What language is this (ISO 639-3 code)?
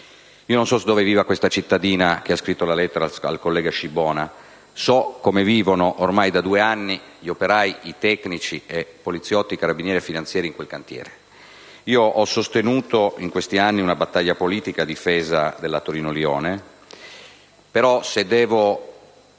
ita